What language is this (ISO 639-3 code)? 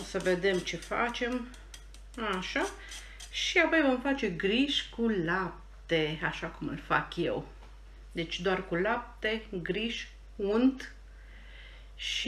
ron